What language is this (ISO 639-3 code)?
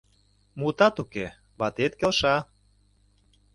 chm